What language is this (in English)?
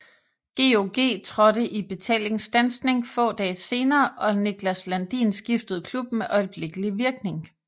Danish